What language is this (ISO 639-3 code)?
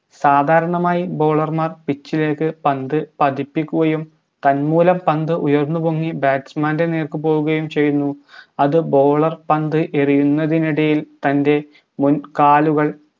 mal